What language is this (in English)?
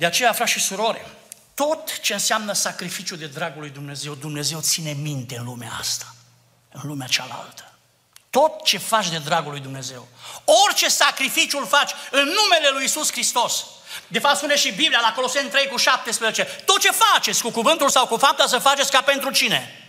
Romanian